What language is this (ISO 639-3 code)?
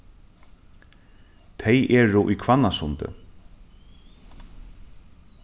fao